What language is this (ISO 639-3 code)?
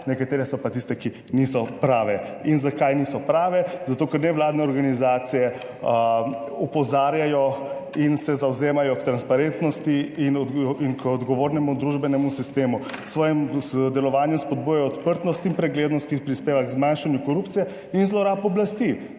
slv